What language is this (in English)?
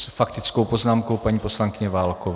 Czech